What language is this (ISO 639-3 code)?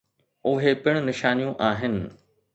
snd